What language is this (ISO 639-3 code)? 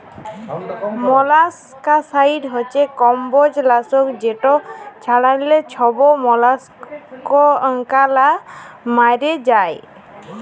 ben